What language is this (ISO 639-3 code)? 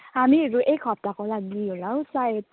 nep